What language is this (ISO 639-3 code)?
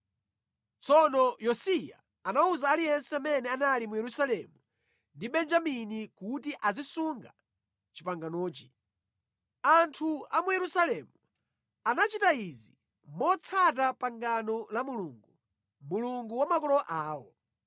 nya